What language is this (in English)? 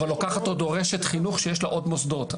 Hebrew